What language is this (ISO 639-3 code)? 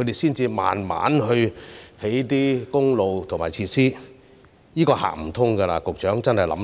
yue